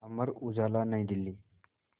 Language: Hindi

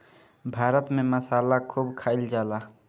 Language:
Bhojpuri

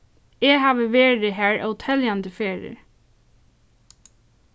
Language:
Faroese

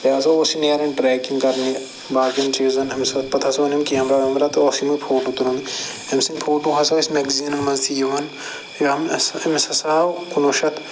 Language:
Kashmiri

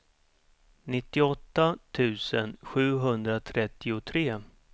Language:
Swedish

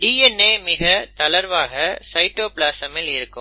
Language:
Tamil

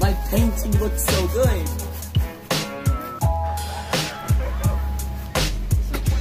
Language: English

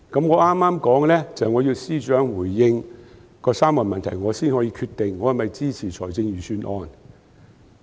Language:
Cantonese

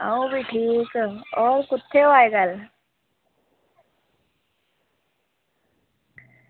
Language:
Dogri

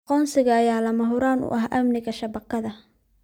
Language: Somali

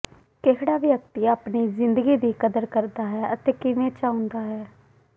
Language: Punjabi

